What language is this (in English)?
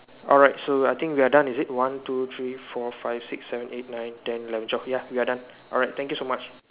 English